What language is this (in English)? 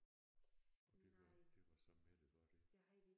Danish